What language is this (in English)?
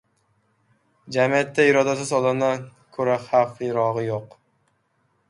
Uzbek